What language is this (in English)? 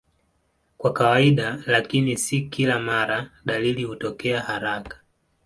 Swahili